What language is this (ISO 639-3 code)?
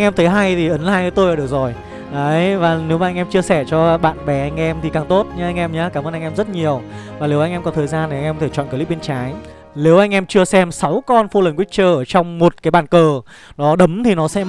vie